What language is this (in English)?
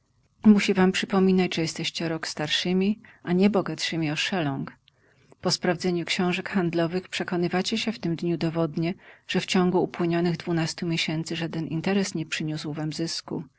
Polish